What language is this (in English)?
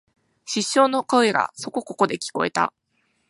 Japanese